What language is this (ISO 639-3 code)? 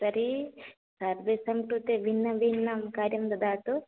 san